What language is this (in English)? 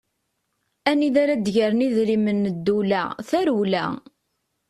Kabyle